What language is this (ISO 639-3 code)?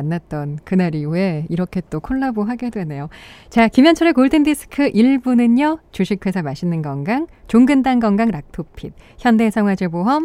kor